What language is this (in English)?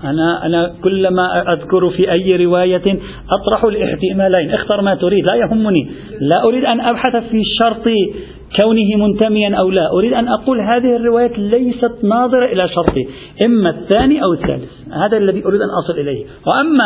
Arabic